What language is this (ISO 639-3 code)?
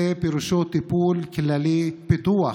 heb